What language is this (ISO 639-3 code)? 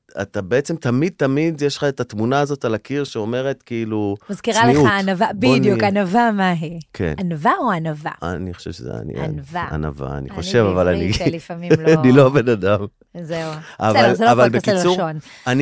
heb